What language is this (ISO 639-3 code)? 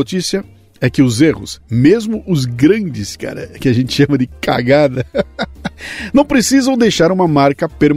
por